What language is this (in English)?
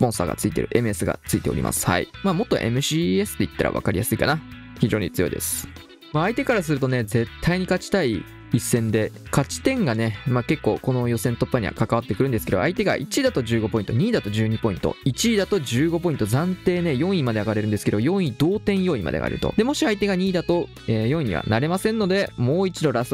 Japanese